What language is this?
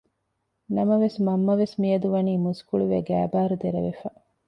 Divehi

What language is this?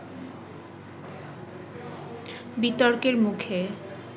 Bangla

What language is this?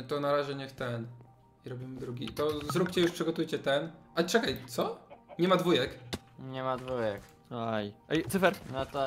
Polish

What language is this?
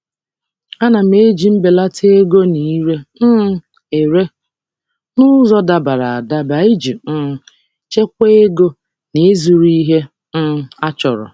Igbo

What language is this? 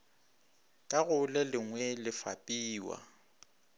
Northern Sotho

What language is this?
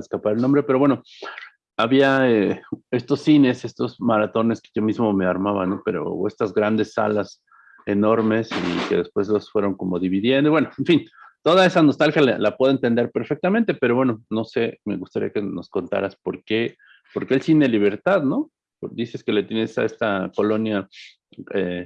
Spanish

